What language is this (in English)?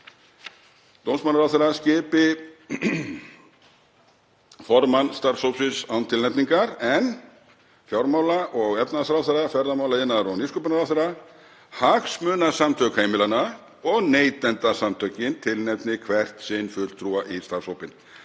Icelandic